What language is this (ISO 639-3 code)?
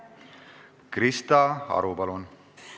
est